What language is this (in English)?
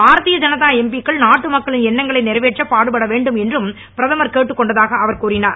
Tamil